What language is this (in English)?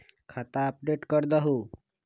Magahi